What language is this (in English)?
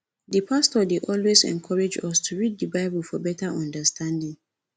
Nigerian Pidgin